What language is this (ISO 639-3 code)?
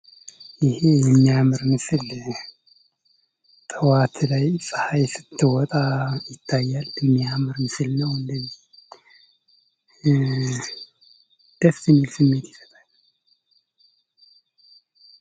amh